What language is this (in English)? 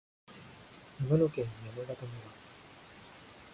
Japanese